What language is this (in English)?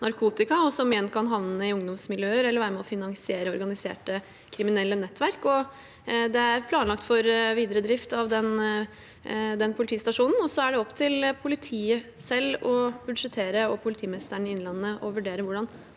Norwegian